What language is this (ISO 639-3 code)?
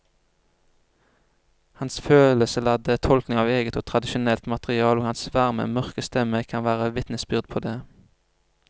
nor